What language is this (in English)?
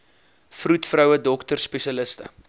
Afrikaans